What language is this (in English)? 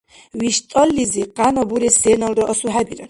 Dargwa